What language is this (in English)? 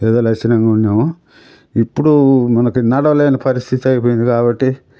Telugu